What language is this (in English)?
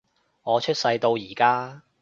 Cantonese